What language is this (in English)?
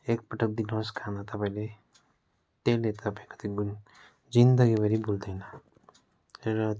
Nepali